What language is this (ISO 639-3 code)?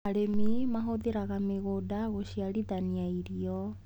kik